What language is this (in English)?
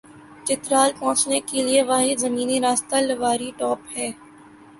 Urdu